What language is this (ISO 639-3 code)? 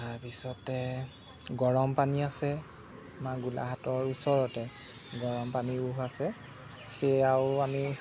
asm